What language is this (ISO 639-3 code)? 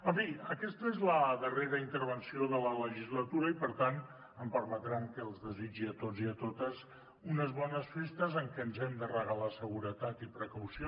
cat